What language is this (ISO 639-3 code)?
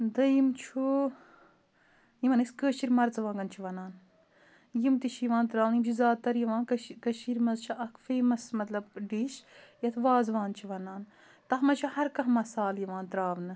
kas